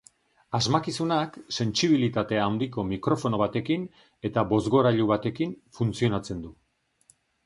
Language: Basque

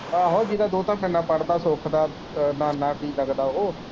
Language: Punjabi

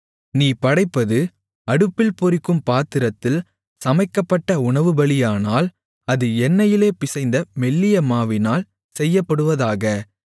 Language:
Tamil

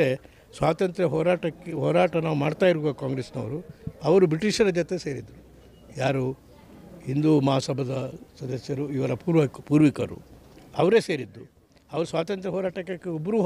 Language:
Arabic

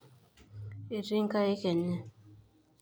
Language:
Masai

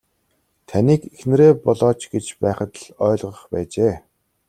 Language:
Mongolian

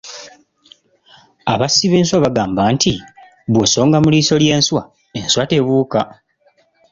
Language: Ganda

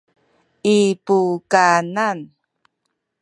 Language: Sakizaya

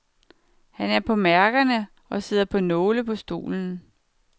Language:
Danish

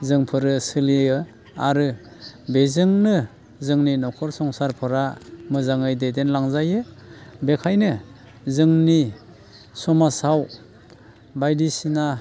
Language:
Bodo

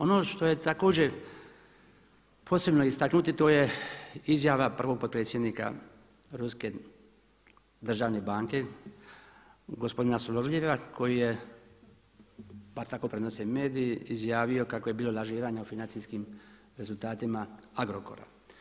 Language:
Croatian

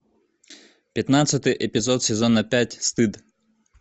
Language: Russian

